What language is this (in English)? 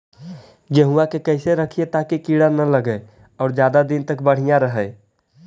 Magahi